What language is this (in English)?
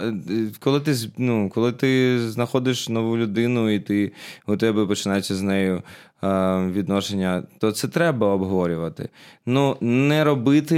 Ukrainian